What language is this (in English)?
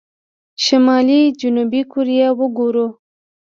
Pashto